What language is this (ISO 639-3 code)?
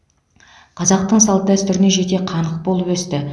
kaz